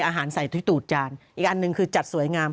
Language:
Thai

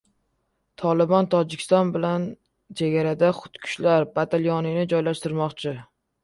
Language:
Uzbek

